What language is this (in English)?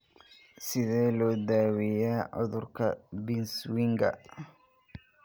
Somali